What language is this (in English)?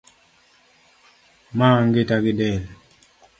Luo (Kenya and Tanzania)